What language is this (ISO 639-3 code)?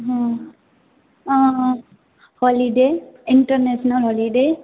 mai